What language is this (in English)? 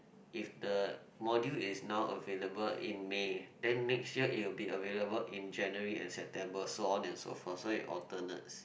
English